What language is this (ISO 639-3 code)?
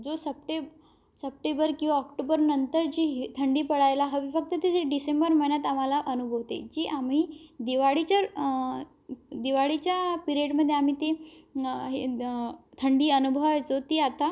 mar